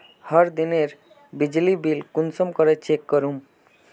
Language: Magahi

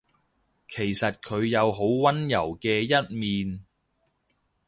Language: Cantonese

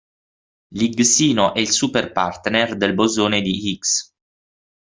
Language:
Italian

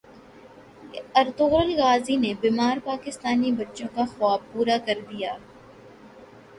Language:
Urdu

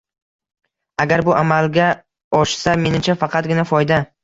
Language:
Uzbek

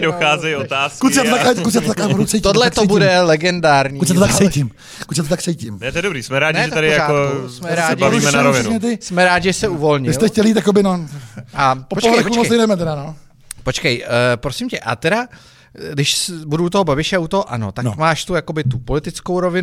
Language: Czech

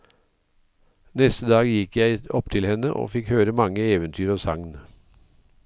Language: Norwegian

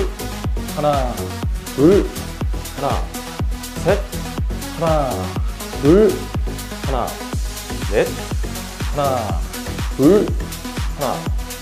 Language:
Korean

